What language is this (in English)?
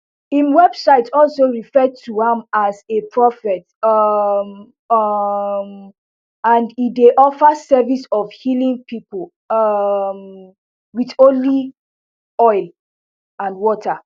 Nigerian Pidgin